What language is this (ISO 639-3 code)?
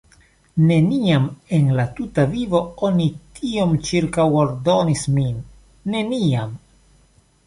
epo